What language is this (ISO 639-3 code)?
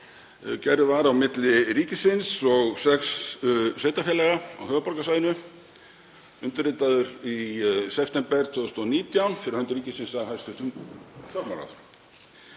isl